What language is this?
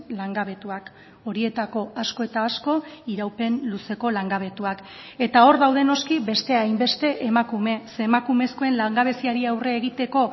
Basque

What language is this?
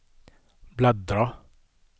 Swedish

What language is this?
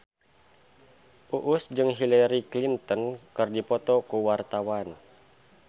Sundanese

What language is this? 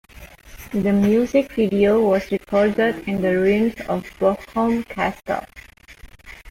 English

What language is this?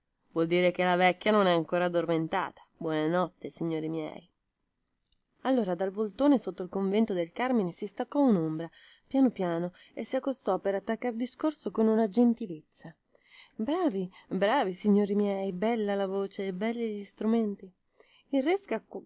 Italian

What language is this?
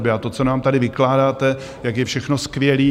Czech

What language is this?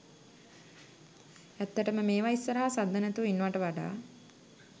Sinhala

